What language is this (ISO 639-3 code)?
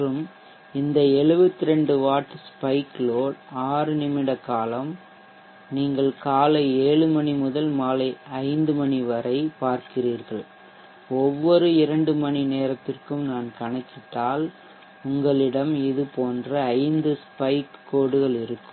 tam